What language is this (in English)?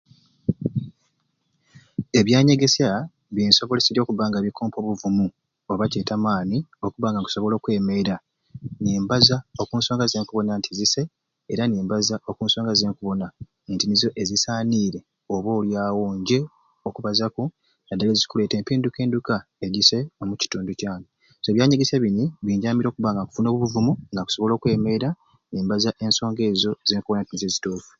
Ruuli